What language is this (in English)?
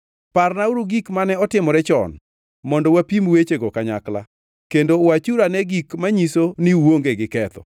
Luo (Kenya and Tanzania)